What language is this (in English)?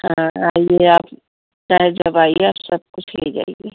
Hindi